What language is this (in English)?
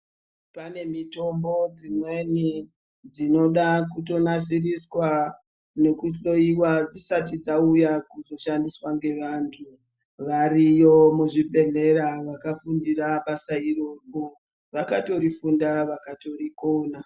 Ndau